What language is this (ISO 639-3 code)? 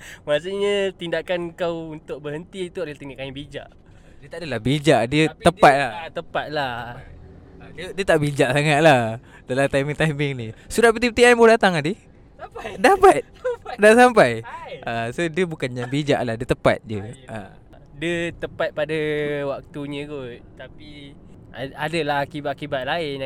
msa